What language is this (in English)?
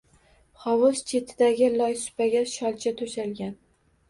Uzbek